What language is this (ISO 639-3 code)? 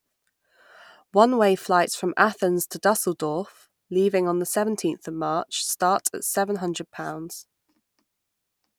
eng